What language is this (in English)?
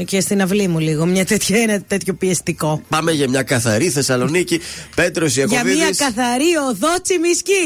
Greek